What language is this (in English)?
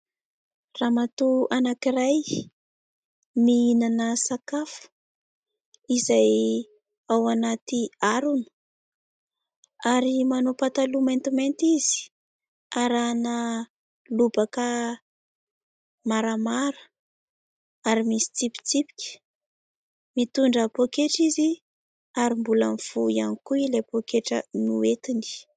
Malagasy